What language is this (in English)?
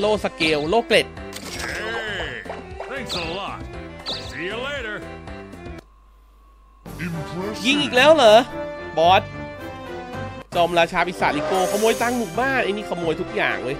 Thai